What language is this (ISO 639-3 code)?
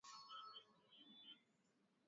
swa